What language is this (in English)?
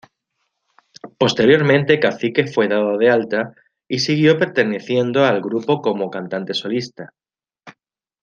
Spanish